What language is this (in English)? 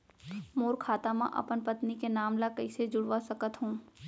Chhattisgarhi